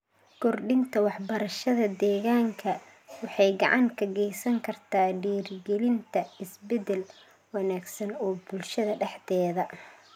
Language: Somali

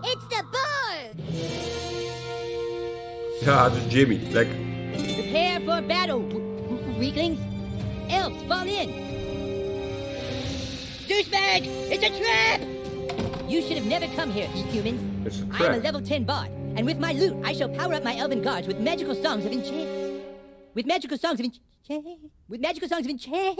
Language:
Dutch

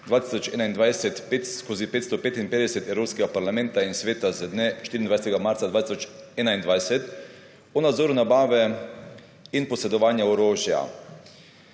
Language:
Slovenian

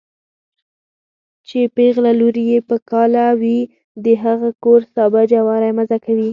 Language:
Pashto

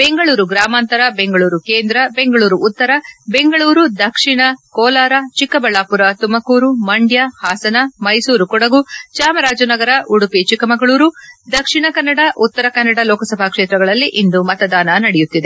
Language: Kannada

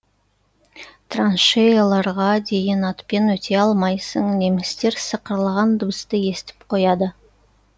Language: Kazakh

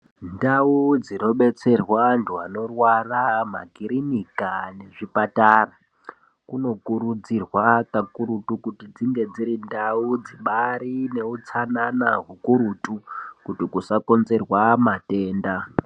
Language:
Ndau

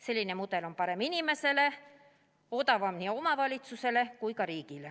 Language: Estonian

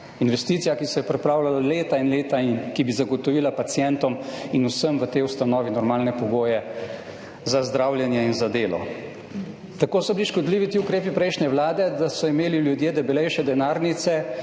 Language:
Slovenian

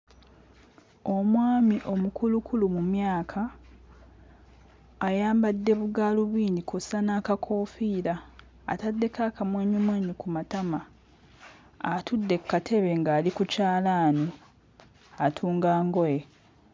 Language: Ganda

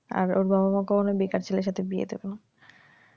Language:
Bangla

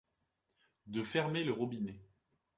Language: French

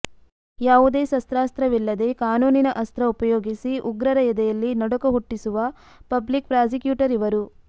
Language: Kannada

